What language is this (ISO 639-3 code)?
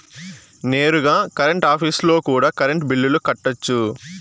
tel